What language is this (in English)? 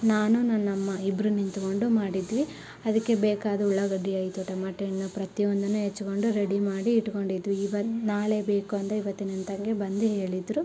Kannada